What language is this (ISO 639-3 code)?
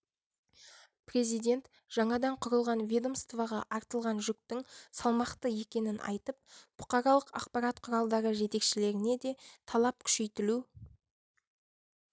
kaz